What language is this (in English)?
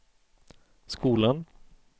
Swedish